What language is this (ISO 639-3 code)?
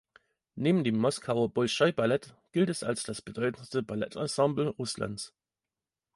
deu